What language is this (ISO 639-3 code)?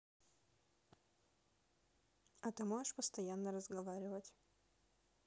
rus